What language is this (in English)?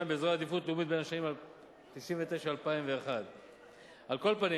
Hebrew